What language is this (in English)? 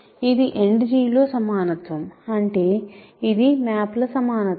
Telugu